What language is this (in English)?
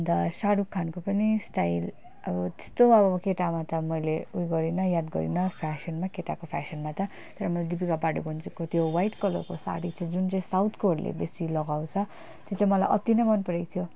Nepali